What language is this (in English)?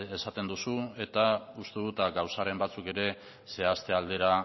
Basque